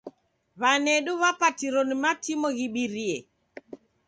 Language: Taita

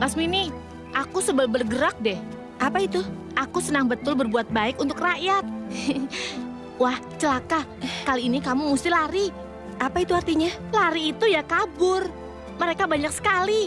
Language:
Indonesian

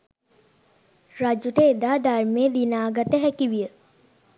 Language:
Sinhala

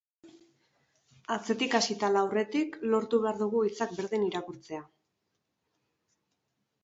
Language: Basque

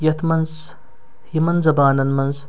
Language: Kashmiri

